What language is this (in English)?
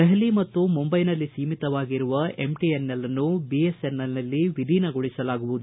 Kannada